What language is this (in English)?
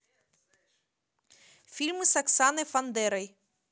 Russian